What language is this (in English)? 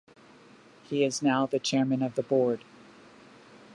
English